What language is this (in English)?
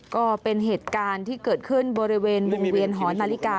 Thai